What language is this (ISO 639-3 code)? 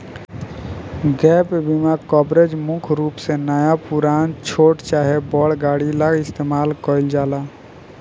bho